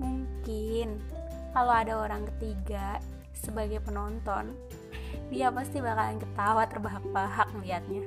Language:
Indonesian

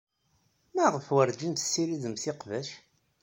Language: Kabyle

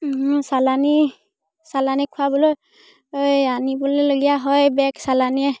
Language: Assamese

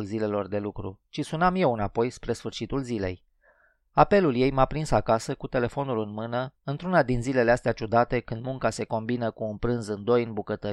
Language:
Romanian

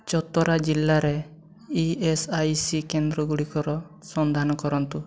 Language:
Odia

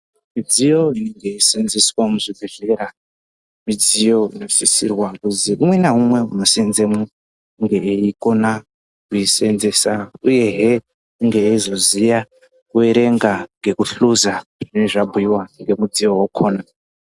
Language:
Ndau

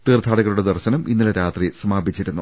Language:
Malayalam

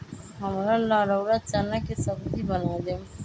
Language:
Magahi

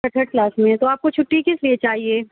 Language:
Urdu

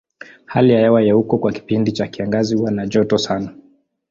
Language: Swahili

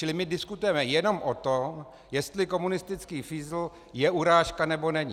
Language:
Czech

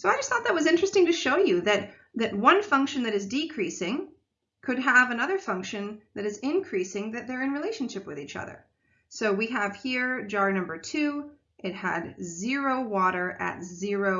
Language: English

